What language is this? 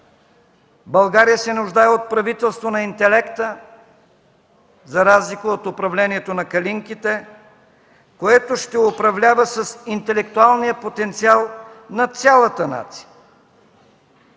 Bulgarian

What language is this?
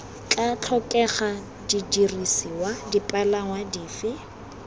Tswana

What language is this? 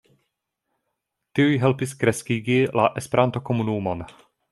Esperanto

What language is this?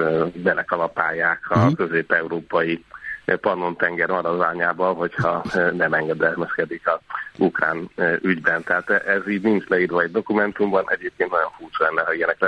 Hungarian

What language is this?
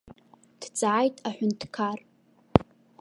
Abkhazian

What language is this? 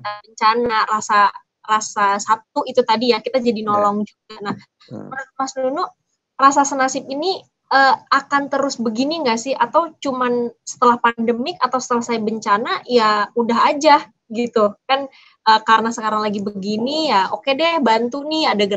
Indonesian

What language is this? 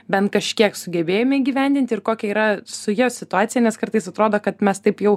Lithuanian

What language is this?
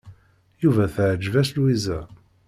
Kabyle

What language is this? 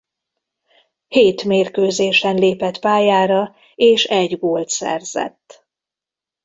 Hungarian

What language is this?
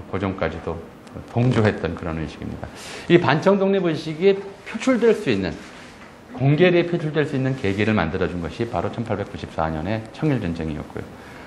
Korean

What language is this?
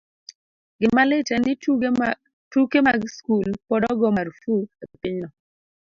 Luo (Kenya and Tanzania)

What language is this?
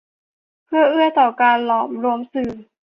Thai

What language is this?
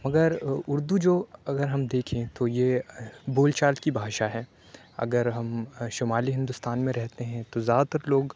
Urdu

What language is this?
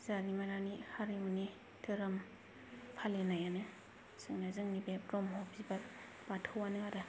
Bodo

